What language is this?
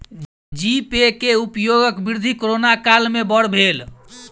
Maithili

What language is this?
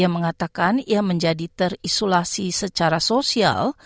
Indonesian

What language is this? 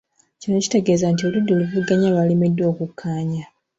Ganda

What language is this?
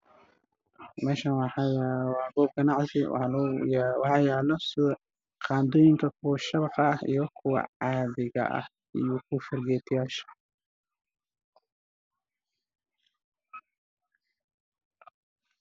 Somali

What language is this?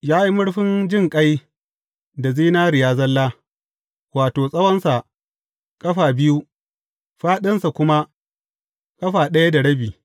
Hausa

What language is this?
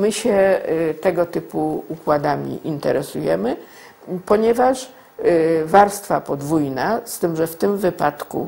Polish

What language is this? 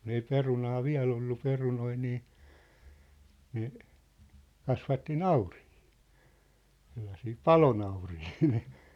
Finnish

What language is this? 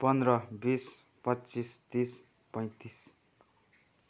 Nepali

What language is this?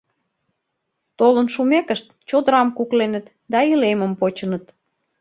Mari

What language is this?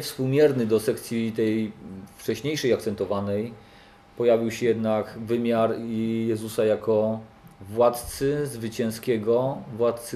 Polish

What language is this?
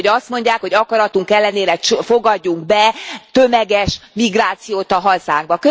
Hungarian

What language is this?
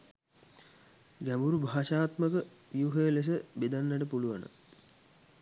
Sinhala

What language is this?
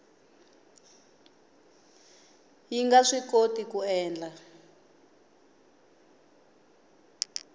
Tsonga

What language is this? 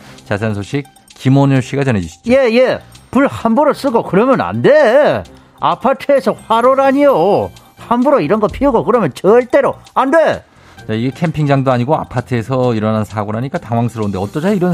Korean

